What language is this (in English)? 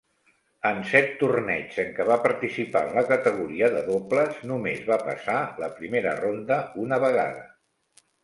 Catalan